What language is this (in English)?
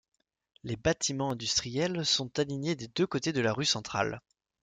French